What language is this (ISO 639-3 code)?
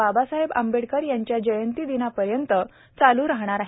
mar